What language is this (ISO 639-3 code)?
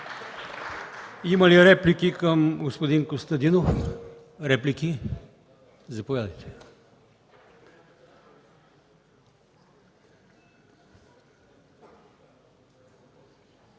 bul